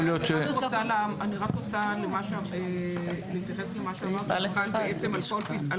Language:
Hebrew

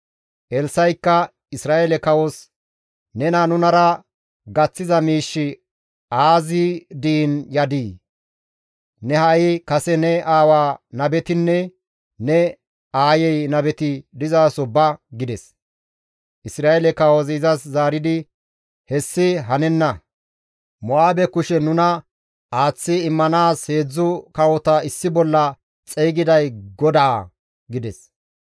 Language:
Gamo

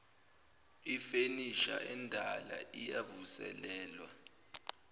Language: Zulu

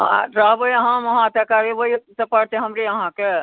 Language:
Maithili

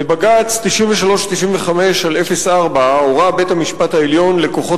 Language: Hebrew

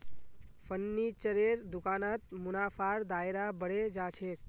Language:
Magahi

